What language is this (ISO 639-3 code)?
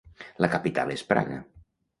cat